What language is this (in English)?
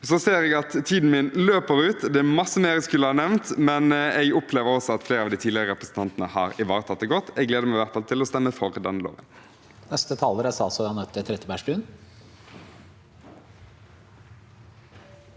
Norwegian